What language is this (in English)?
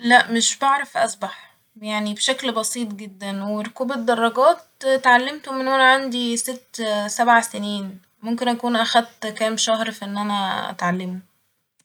Egyptian Arabic